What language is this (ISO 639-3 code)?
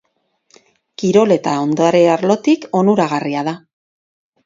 eus